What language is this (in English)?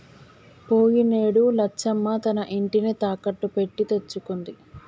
Telugu